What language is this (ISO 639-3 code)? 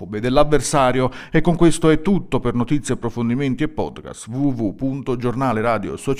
ita